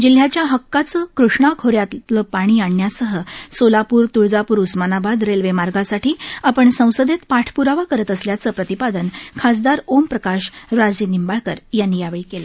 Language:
Marathi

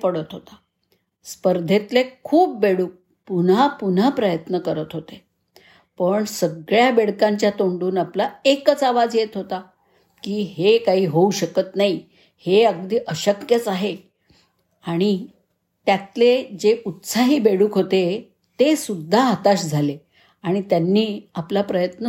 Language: Marathi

